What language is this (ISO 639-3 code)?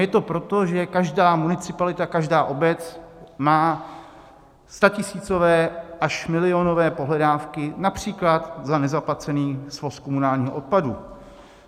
ces